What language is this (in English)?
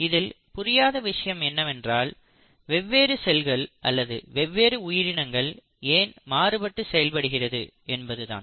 Tamil